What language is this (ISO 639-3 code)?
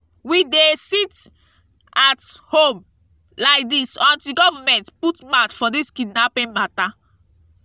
pcm